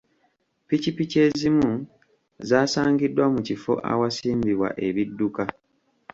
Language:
Ganda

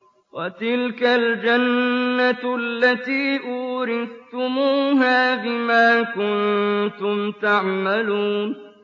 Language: Arabic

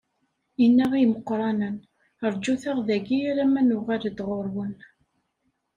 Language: Kabyle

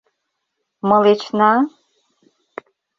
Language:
Mari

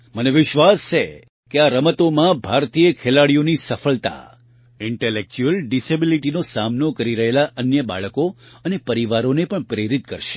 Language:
Gujarati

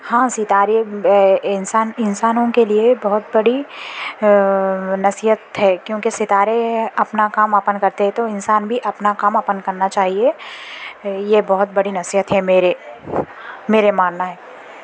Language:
Urdu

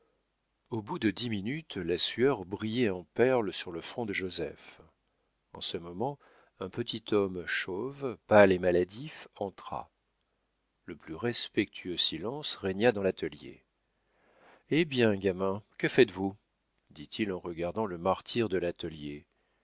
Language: French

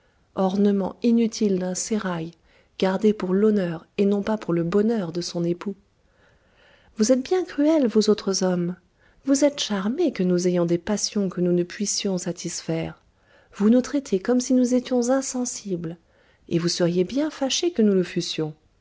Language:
French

